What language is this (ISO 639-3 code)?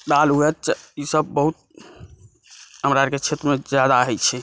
mai